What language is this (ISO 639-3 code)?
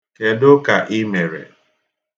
ibo